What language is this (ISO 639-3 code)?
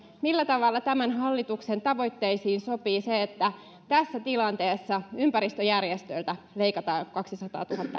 fin